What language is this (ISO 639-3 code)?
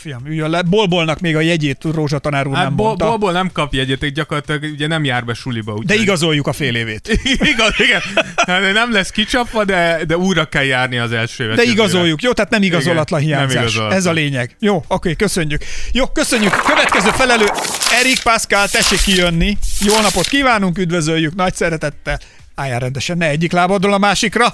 hun